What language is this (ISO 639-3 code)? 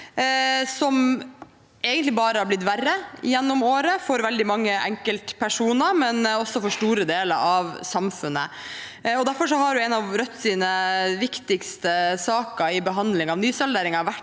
nor